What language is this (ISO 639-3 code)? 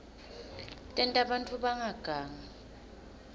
ssw